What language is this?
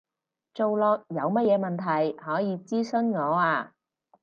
Cantonese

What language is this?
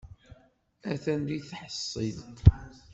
Kabyle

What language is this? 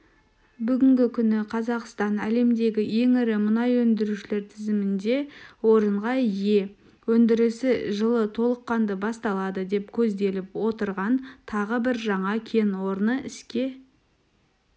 Kazakh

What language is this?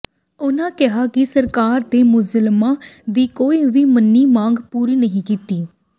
Punjabi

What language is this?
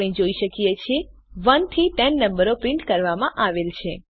Gujarati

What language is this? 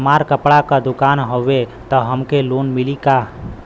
Bhojpuri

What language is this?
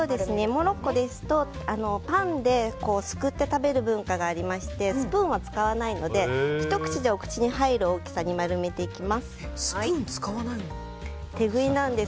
Japanese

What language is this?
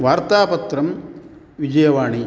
Sanskrit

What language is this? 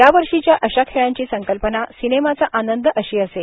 Marathi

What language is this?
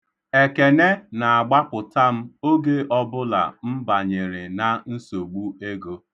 Igbo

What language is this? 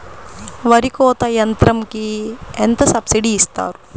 Telugu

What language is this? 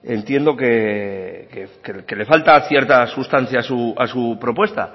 Spanish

